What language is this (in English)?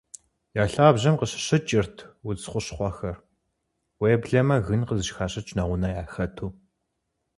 Kabardian